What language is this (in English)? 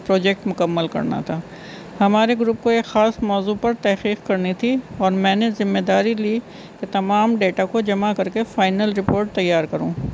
Urdu